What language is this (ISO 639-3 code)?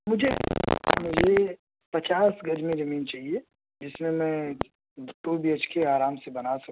urd